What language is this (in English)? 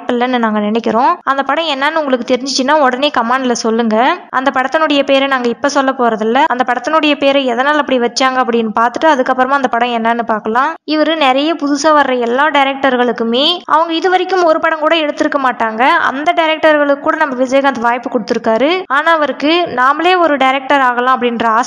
Tamil